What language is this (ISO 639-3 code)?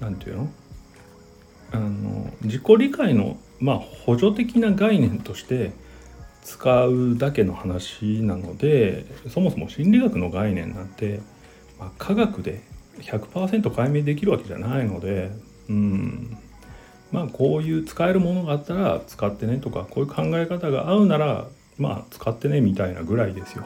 jpn